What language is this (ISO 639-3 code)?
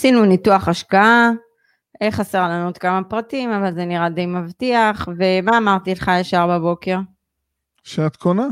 heb